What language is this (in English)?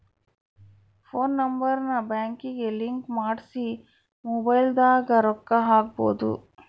Kannada